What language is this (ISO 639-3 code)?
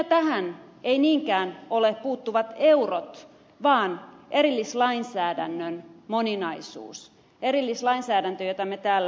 fin